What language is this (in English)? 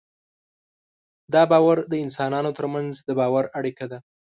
Pashto